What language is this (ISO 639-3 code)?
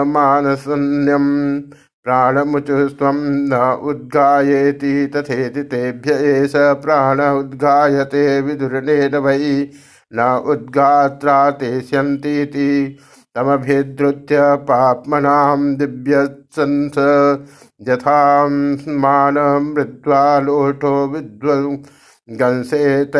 hin